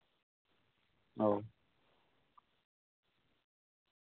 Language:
Santali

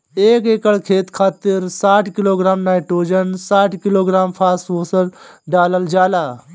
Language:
Bhojpuri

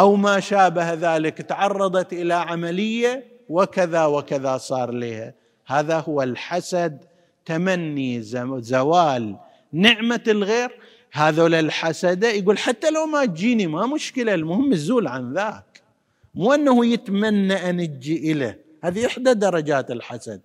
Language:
Arabic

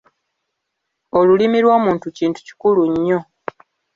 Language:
Ganda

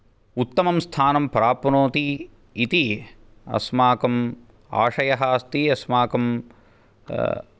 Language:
Sanskrit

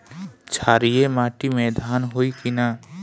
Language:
Bhojpuri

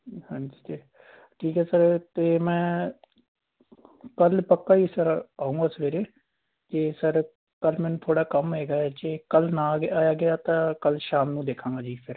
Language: Punjabi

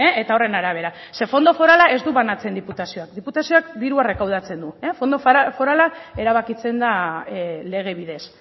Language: Basque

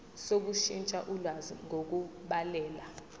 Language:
Zulu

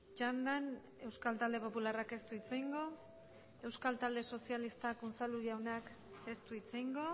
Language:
Basque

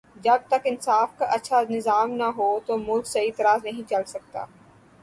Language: Urdu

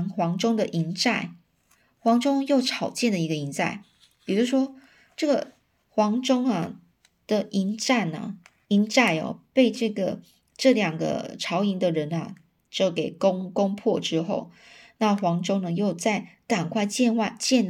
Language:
Chinese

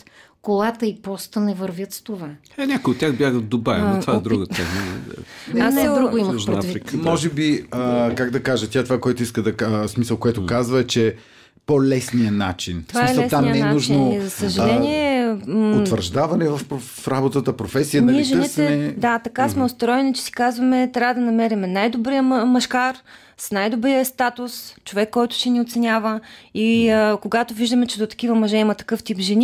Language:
Bulgarian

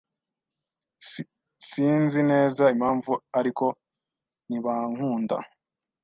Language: Kinyarwanda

